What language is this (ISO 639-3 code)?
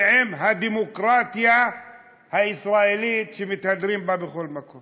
heb